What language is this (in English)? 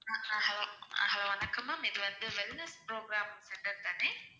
Tamil